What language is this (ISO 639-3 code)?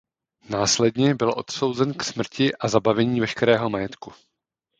ces